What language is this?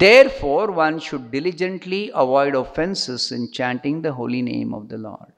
English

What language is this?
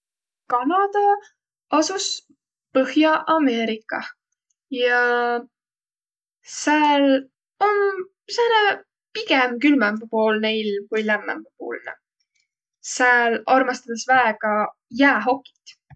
Võro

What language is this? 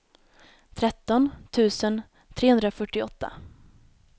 Swedish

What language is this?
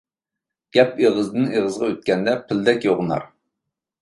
Uyghur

